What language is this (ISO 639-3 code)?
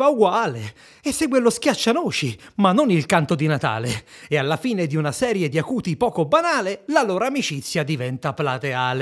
ita